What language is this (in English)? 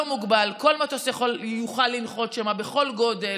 Hebrew